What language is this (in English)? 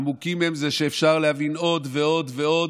Hebrew